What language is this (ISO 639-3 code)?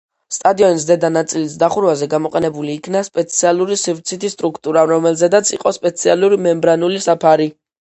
kat